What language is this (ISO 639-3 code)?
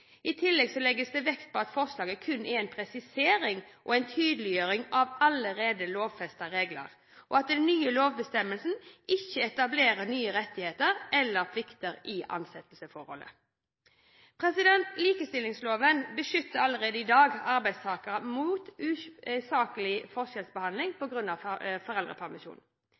nob